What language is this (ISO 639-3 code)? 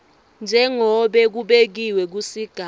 ssw